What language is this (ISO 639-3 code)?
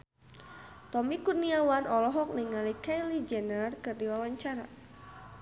sun